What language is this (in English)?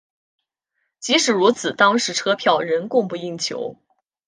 Chinese